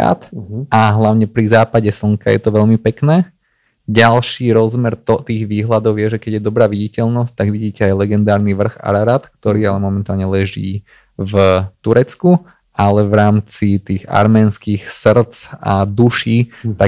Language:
Slovak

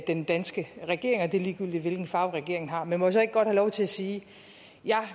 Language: Danish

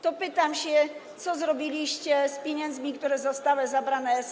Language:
Polish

